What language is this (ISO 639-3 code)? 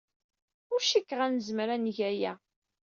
kab